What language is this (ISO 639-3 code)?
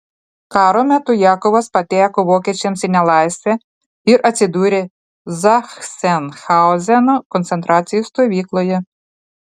lit